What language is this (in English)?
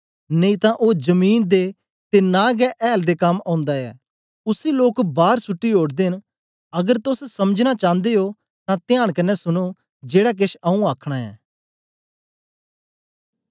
Dogri